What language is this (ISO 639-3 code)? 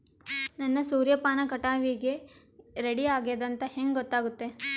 kan